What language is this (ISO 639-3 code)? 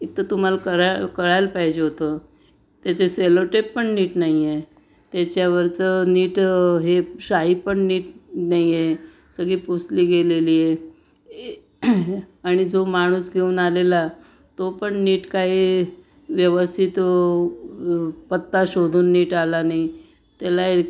mar